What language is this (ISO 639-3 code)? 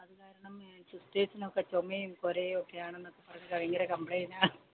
mal